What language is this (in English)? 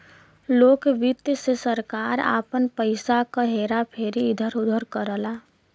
Bhojpuri